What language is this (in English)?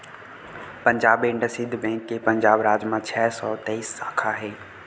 Chhattisgarhi